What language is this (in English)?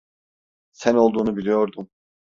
Turkish